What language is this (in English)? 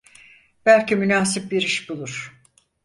Turkish